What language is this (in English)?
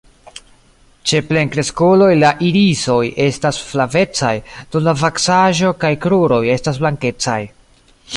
Esperanto